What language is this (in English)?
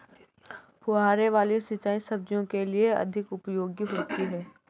Hindi